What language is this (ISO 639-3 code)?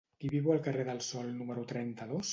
cat